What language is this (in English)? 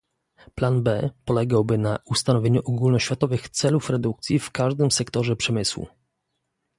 Polish